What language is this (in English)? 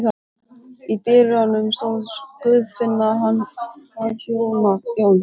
Icelandic